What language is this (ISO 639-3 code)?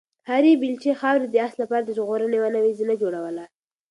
pus